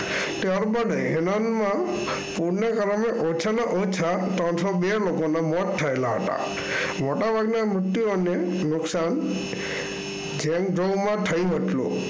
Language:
Gujarati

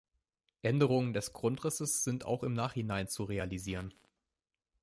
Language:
German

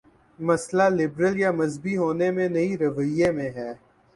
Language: Urdu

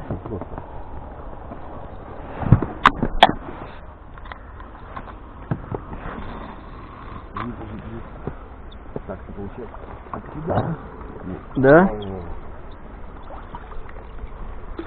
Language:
Russian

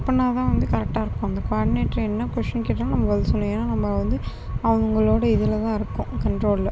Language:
Tamil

